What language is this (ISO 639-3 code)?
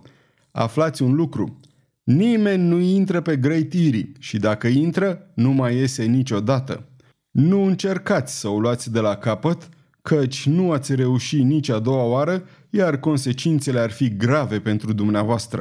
ron